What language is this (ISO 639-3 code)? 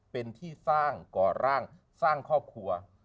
tha